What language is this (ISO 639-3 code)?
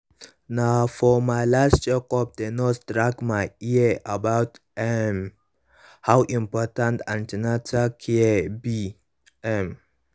pcm